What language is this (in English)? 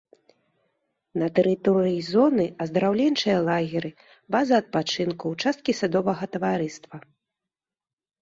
Belarusian